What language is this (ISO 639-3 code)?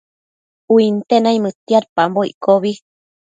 mcf